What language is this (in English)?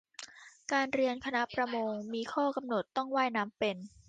Thai